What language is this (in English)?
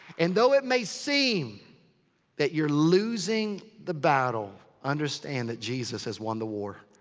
English